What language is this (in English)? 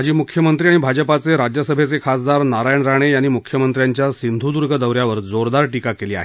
Marathi